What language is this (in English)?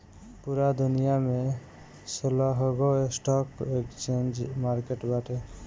Bhojpuri